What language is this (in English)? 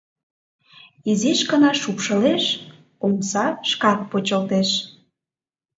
Mari